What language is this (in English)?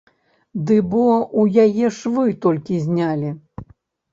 Belarusian